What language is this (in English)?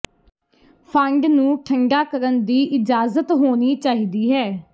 Punjabi